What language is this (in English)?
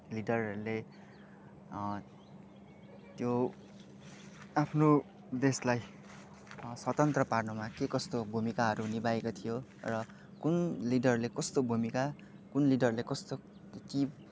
Nepali